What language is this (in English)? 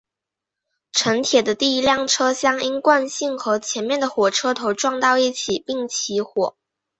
Chinese